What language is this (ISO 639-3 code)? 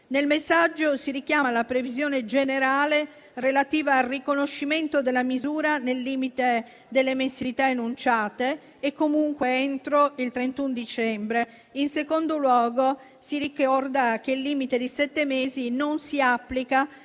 ita